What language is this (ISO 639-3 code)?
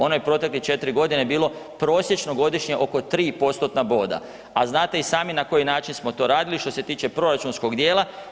hrv